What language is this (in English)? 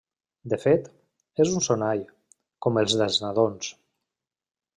Catalan